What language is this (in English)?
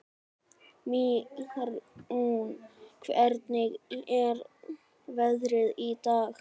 Icelandic